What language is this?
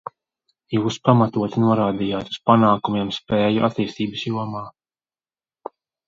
Latvian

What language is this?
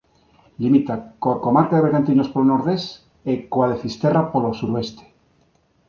Galician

